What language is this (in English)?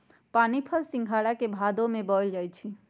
Magahi